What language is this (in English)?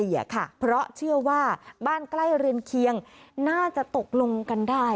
Thai